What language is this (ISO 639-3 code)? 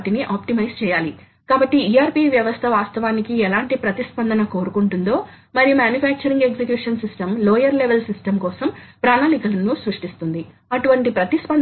tel